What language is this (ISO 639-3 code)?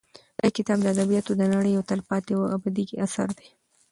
pus